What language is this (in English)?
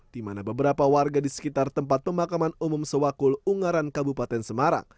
Indonesian